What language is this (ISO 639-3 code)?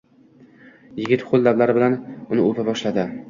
uzb